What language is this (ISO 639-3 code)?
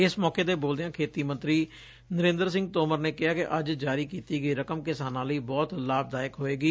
pan